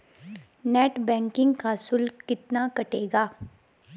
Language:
Hindi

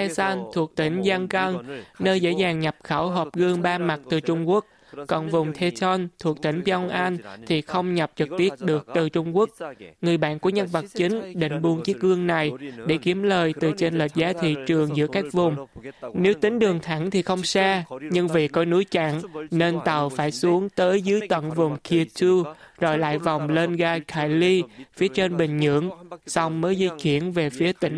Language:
Vietnamese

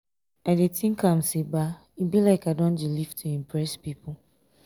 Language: Nigerian Pidgin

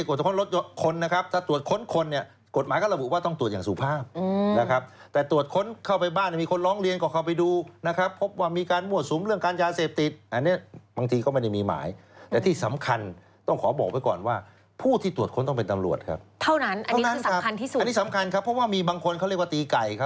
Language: Thai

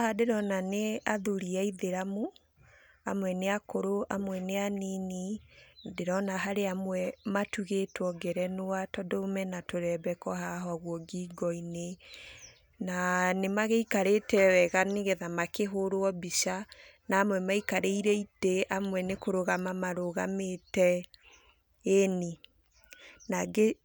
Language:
Kikuyu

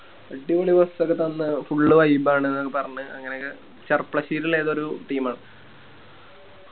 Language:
Malayalam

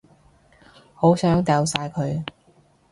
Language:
Cantonese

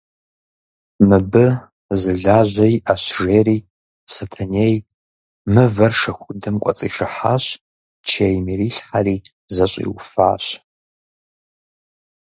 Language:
Kabardian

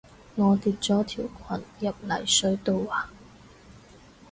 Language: Cantonese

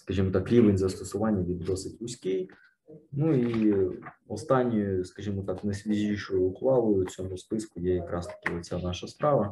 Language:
Ukrainian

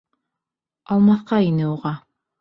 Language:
Bashkir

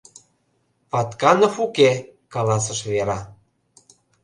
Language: Mari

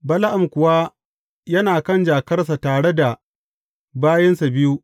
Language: Hausa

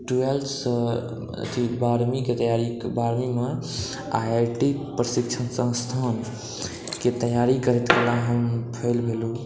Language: Maithili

